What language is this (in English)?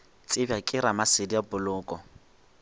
Northern Sotho